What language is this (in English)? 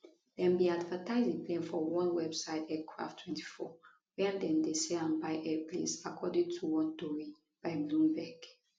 Nigerian Pidgin